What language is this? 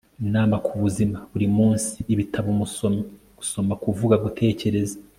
Kinyarwanda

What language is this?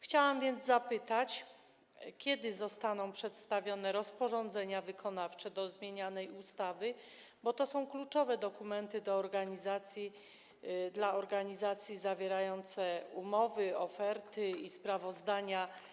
Polish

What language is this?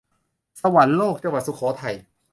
Thai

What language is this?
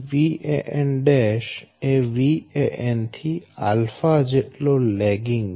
Gujarati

